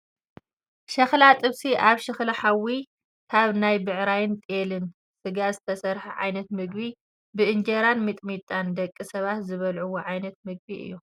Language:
Tigrinya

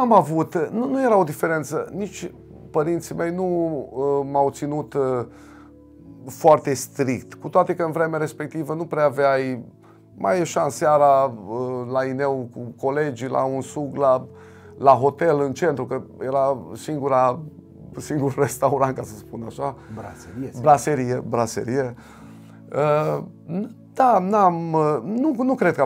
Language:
Romanian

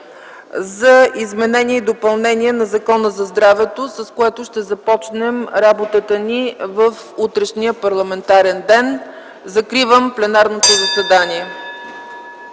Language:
Bulgarian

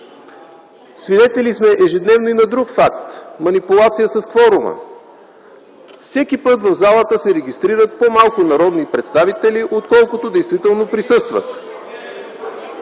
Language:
Bulgarian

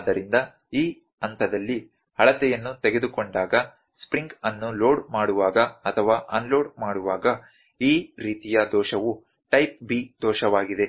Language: Kannada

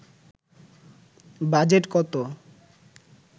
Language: Bangla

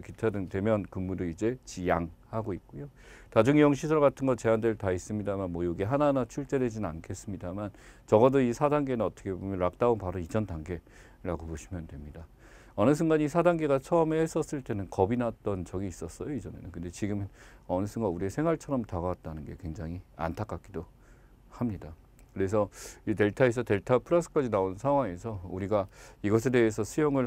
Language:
Korean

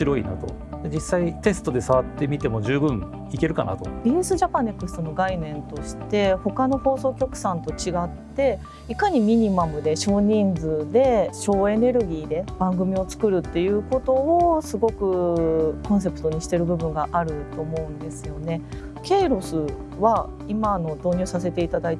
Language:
Japanese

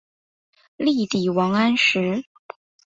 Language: Chinese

